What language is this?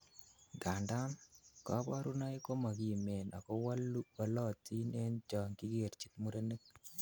Kalenjin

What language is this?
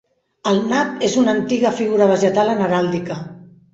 Catalan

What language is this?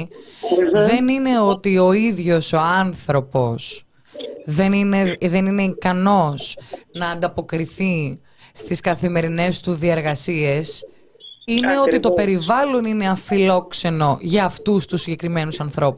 Greek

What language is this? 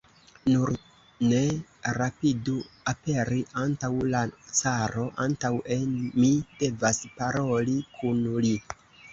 Esperanto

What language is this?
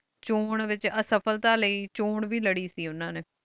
Punjabi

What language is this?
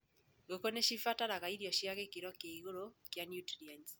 Kikuyu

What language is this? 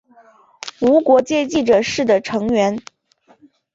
Chinese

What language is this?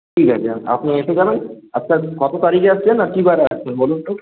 Bangla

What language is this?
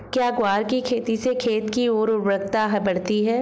Hindi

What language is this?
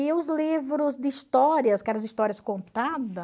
Portuguese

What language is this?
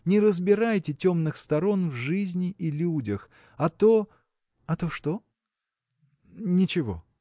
Russian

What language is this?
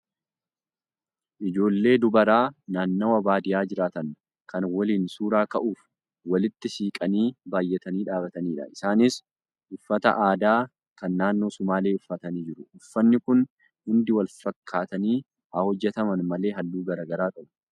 Oromo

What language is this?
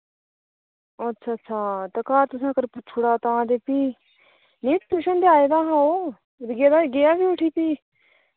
Dogri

